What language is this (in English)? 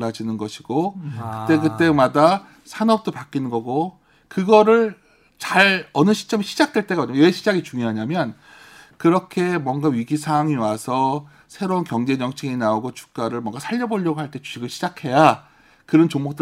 Korean